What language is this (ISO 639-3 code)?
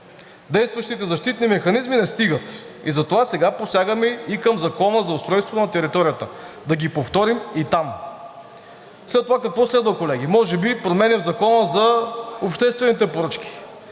bul